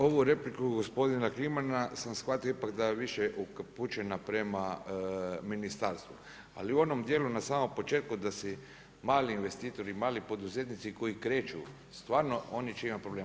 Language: Croatian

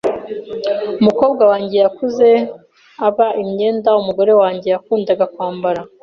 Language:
Kinyarwanda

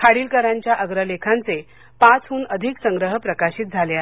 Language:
Marathi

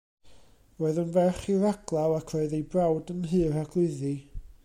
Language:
Welsh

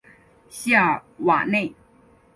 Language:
Chinese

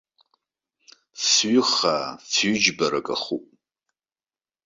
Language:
Abkhazian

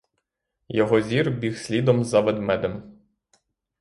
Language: Ukrainian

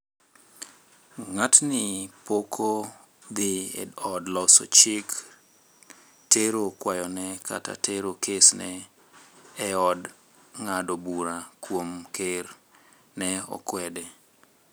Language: Luo (Kenya and Tanzania)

